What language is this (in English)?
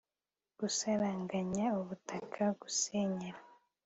Kinyarwanda